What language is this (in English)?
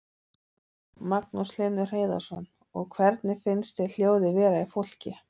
Icelandic